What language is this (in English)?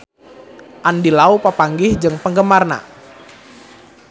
Sundanese